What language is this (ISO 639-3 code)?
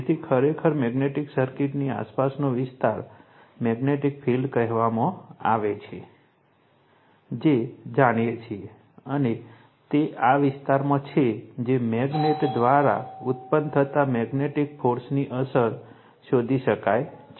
guj